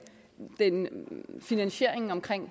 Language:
Danish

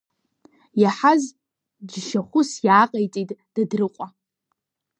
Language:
Abkhazian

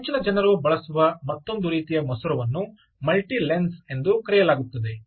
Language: Kannada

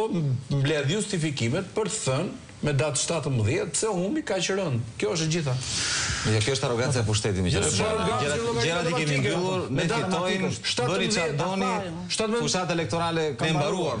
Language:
Romanian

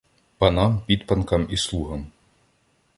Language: Ukrainian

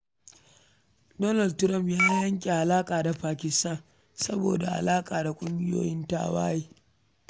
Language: Hausa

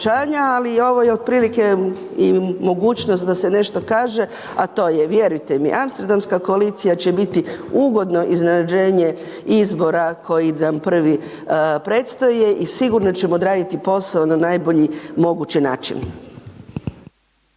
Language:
Croatian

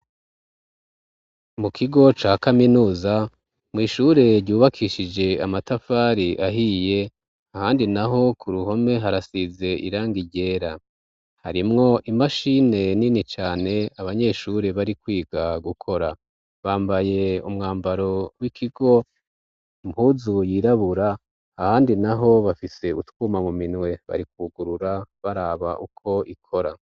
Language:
Rundi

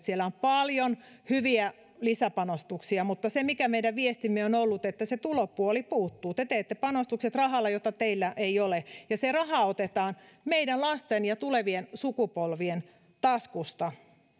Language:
Finnish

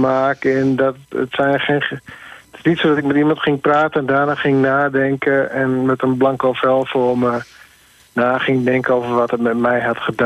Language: Dutch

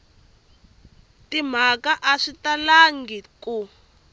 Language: Tsonga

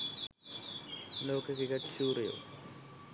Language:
Sinhala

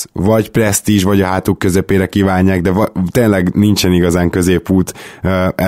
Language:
Hungarian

